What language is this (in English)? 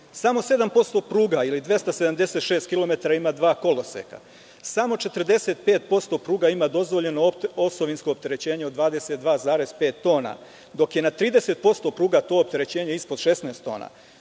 Serbian